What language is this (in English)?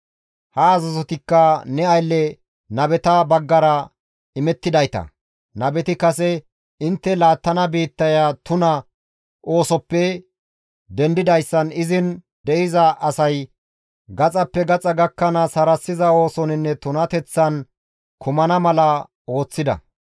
Gamo